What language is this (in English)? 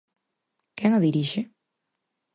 Galician